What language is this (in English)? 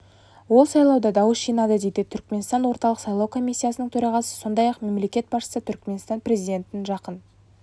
Kazakh